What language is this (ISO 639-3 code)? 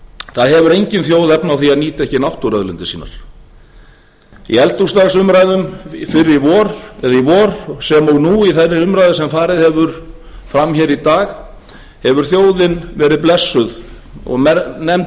isl